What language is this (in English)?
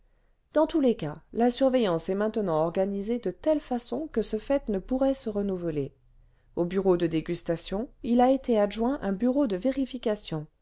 French